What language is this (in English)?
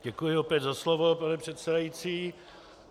Czech